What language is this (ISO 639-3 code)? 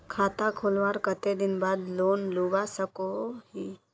mag